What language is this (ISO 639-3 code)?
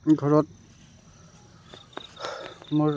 asm